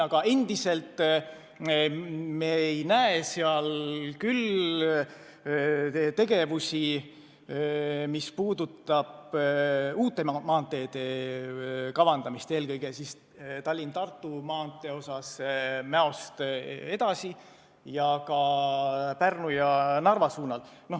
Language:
Estonian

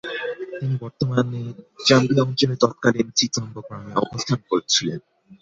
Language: Bangla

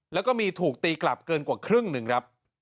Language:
Thai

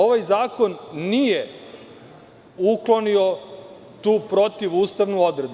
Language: Serbian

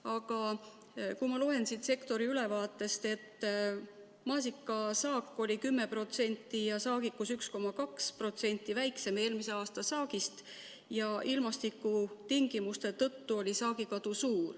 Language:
Estonian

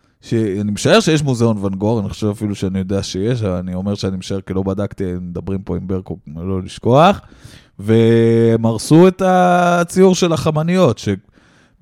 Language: Hebrew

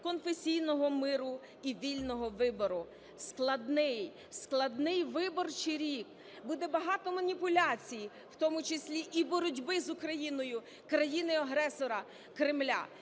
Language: Ukrainian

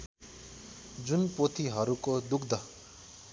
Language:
Nepali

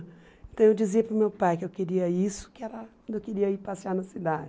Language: Portuguese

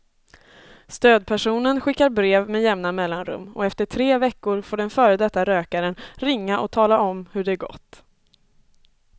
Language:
Swedish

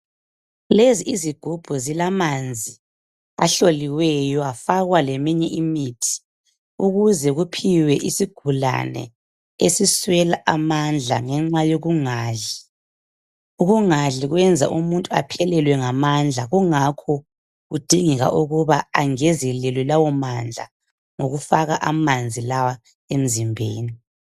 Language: North Ndebele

